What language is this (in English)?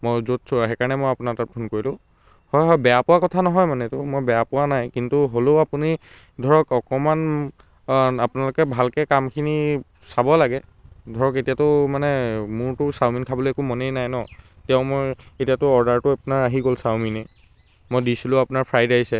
Assamese